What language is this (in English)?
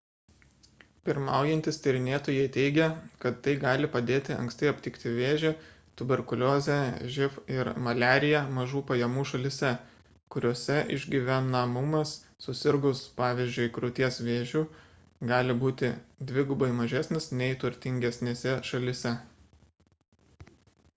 Lithuanian